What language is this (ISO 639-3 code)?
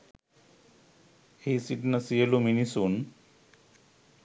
sin